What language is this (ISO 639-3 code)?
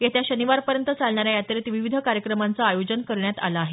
mar